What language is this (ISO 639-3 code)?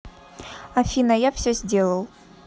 rus